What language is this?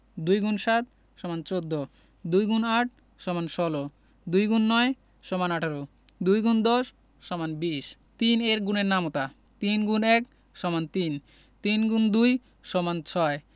Bangla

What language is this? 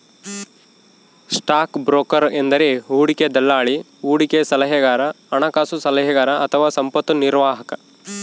Kannada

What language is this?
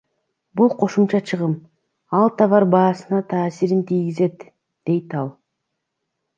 Kyrgyz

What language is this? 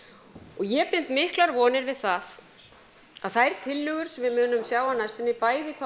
Icelandic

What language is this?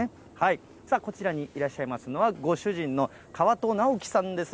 Japanese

